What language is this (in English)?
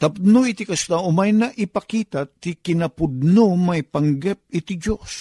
Filipino